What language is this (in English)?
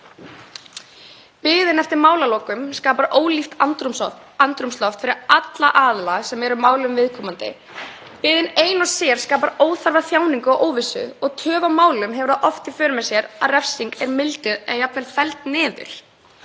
Icelandic